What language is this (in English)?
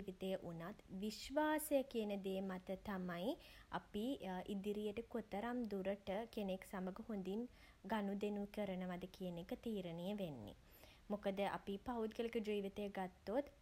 Sinhala